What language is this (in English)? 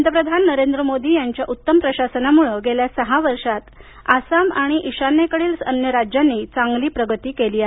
Marathi